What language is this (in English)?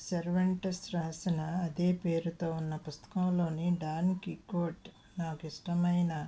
Telugu